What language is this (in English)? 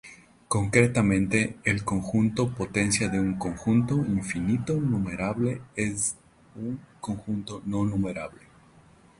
Spanish